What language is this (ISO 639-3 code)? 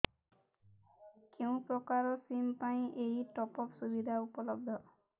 ori